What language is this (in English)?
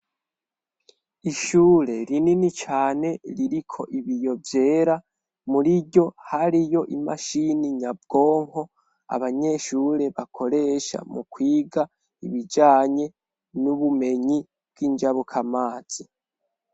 Rundi